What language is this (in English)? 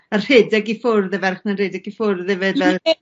Welsh